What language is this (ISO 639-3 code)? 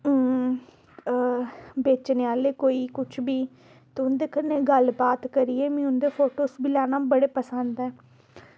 doi